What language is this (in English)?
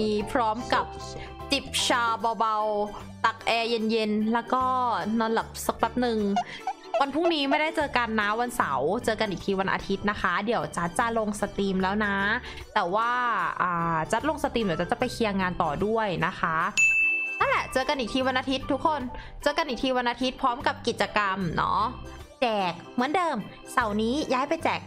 Thai